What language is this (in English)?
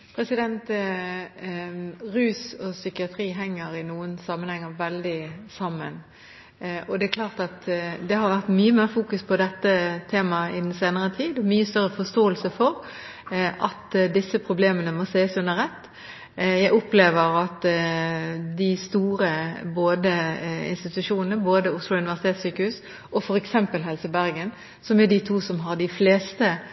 Norwegian Bokmål